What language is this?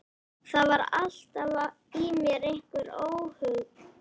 Icelandic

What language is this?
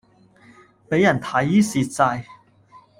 Cantonese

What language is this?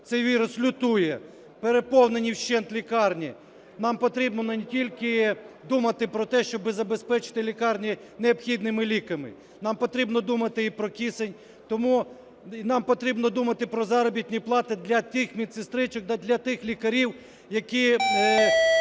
Ukrainian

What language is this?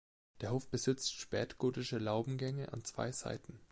German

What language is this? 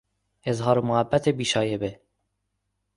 Persian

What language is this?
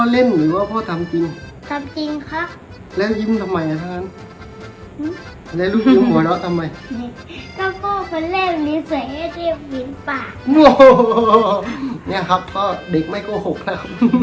Thai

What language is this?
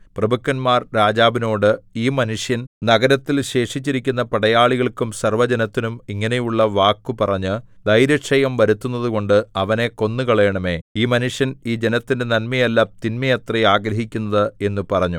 Malayalam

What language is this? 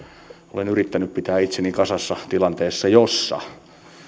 Finnish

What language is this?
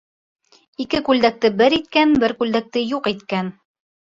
Bashkir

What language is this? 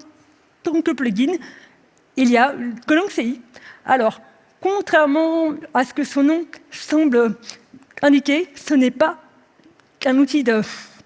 French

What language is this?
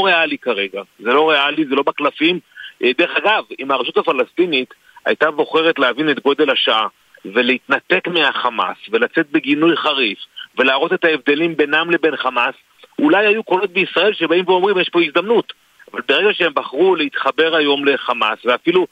Hebrew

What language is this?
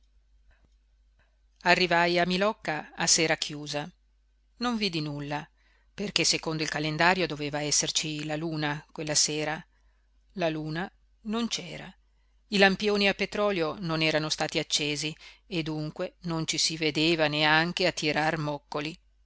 Italian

